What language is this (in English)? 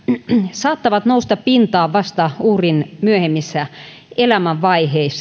Finnish